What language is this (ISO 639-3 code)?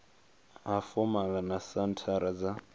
ven